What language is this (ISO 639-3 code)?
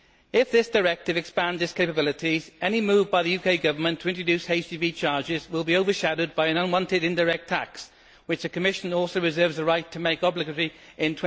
eng